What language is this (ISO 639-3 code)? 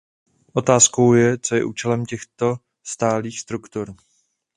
ces